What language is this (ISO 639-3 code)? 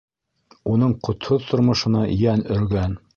bak